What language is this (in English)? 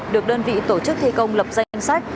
Vietnamese